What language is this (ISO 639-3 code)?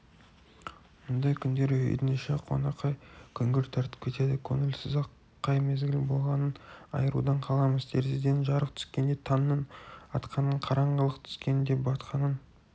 kaz